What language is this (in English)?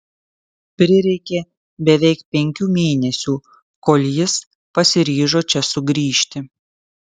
Lithuanian